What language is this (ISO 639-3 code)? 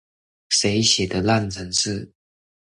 zho